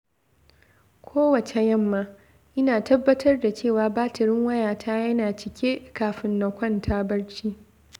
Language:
Hausa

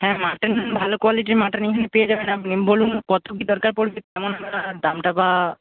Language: Bangla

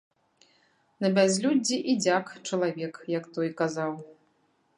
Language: Belarusian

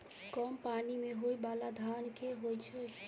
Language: Maithili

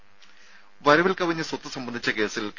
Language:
Malayalam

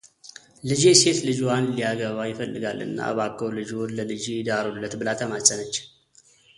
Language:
Amharic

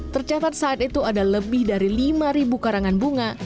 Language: Indonesian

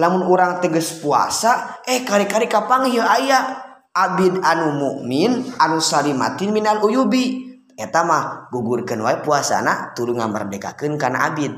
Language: Indonesian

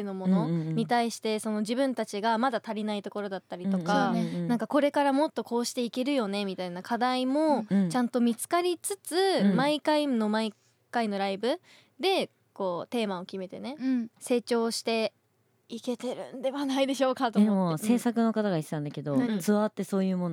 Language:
Japanese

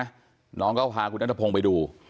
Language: Thai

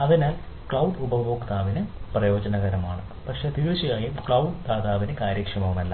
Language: Malayalam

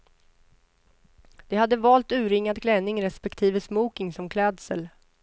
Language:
Swedish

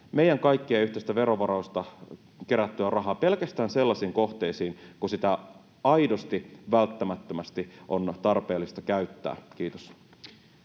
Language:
Finnish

